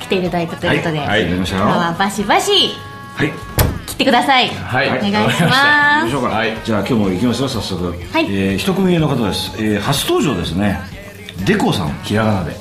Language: Japanese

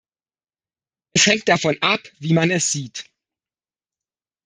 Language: German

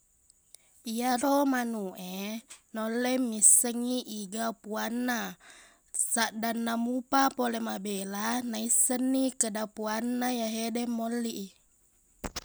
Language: Buginese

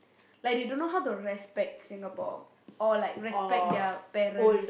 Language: English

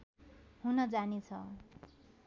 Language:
Nepali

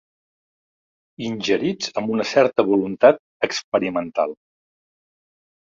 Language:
Catalan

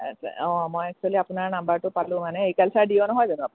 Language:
Assamese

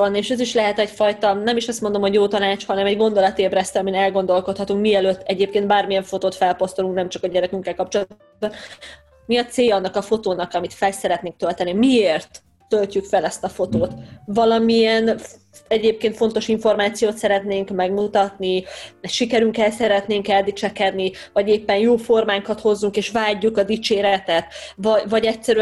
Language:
Hungarian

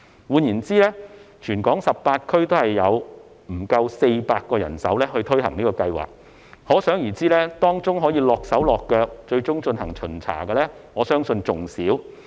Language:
Cantonese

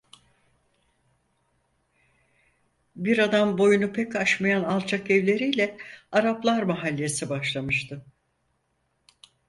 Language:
Turkish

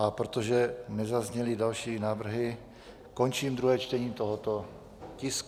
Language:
Czech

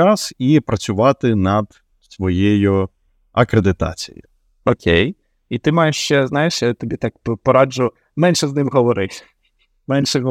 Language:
Ukrainian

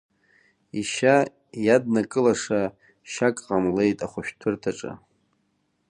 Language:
Abkhazian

